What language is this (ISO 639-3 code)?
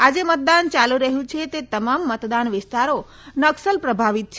guj